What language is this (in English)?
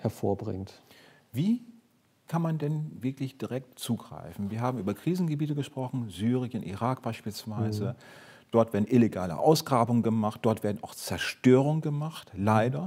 German